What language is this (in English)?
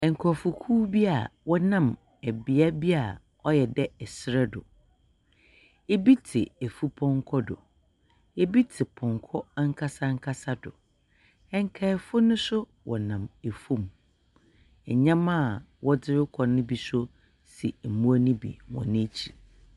Akan